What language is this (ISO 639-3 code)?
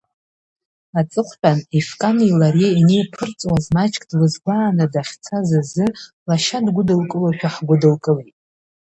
abk